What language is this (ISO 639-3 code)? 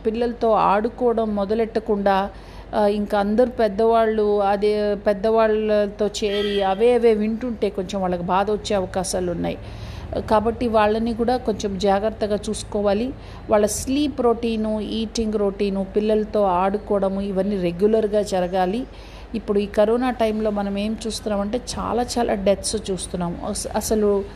tel